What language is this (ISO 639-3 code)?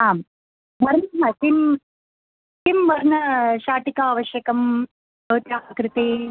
san